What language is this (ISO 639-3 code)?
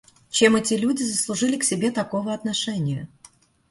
rus